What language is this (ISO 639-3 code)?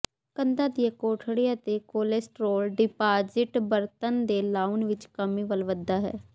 pan